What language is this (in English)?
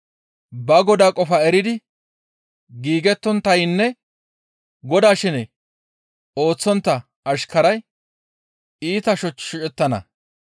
Gamo